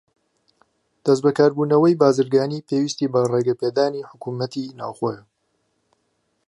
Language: Central Kurdish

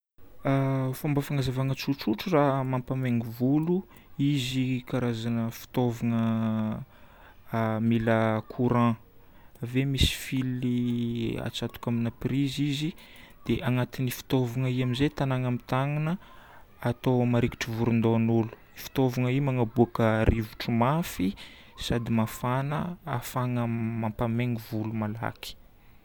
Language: Northern Betsimisaraka Malagasy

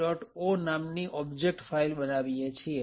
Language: Gujarati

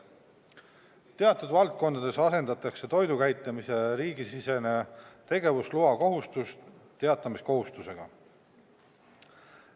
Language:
Estonian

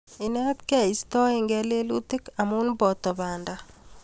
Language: Kalenjin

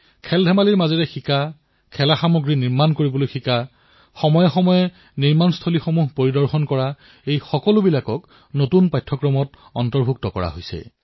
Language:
Assamese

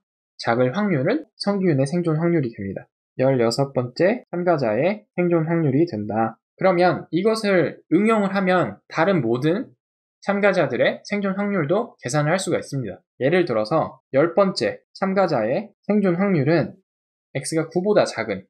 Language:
Korean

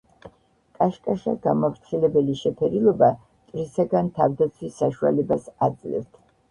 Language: Georgian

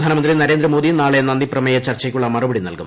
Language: Malayalam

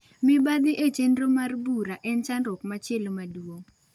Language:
Luo (Kenya and Tanzania)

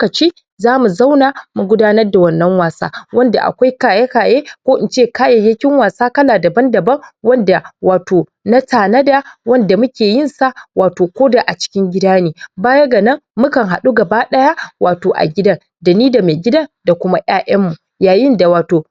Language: Hausa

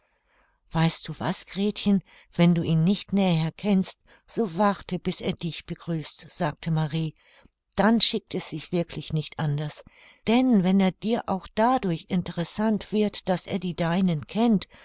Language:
German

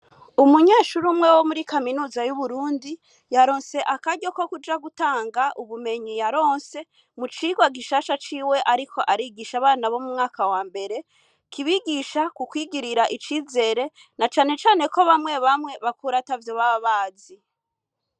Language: Rundi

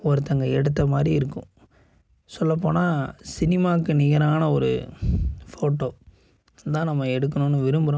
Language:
Tamil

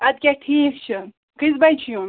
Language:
Kashmiri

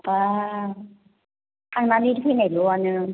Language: Bodo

